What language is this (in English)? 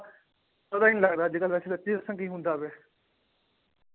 Punjabi